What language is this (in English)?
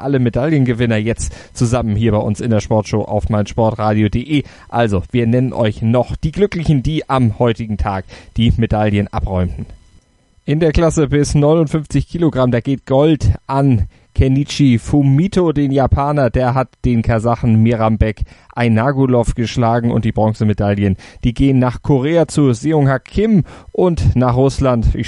German